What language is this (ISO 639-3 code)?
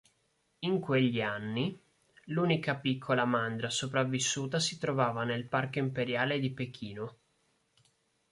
ita